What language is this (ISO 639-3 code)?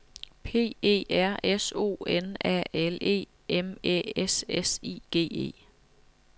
dan